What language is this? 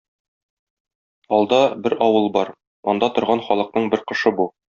Tatar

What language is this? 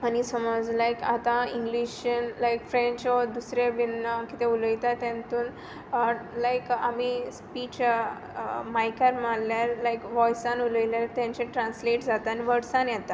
Konkani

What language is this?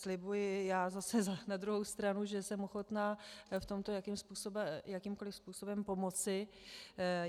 Czech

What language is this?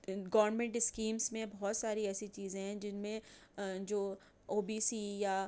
Urdu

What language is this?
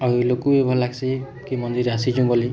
Odia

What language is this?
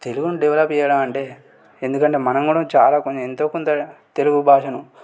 Telugu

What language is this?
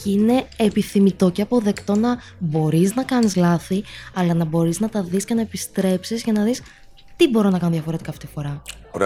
Greek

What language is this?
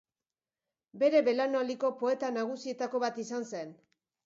Basque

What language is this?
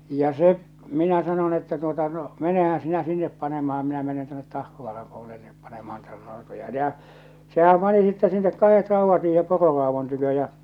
Finnish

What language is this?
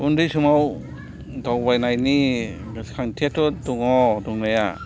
Bodo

